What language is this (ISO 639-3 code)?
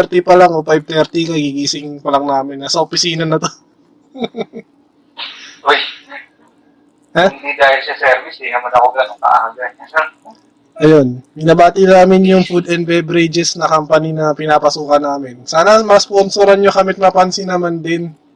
fil